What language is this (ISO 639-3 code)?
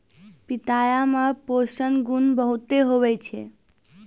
mai